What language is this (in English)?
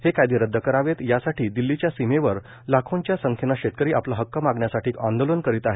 Marathi